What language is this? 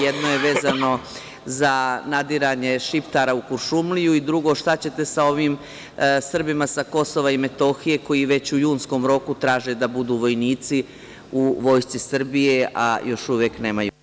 Serbian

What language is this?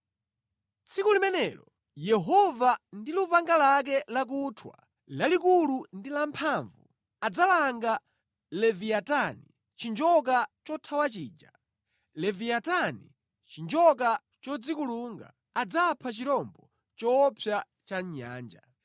Nyanja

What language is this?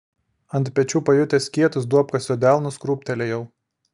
Lithuanian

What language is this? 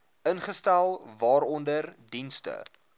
Afrikaans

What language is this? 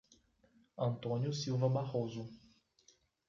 Portuguese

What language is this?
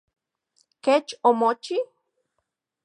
Central Puebla Nahuatl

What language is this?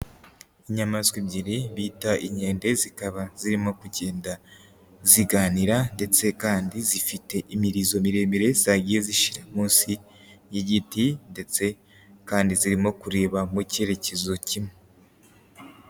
Kinyarwanda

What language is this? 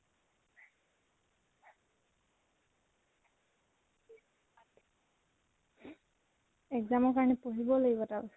Assamese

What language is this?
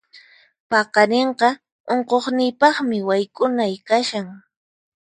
Puno Quechua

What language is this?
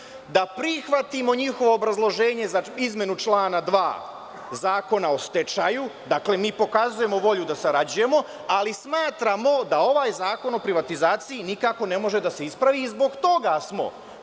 Serbian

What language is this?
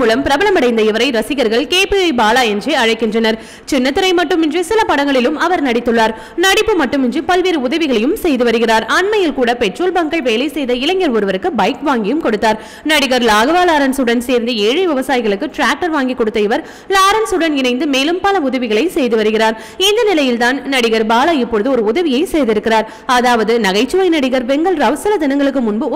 Tamil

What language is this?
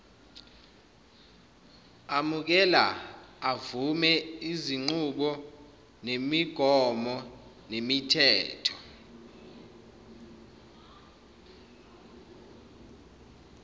Zulu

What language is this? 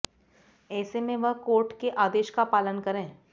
Hindi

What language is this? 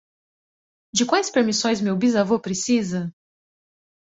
Portuguese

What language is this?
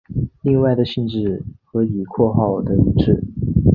Chinese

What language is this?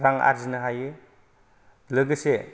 Bodo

